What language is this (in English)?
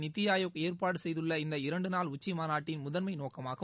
Tamil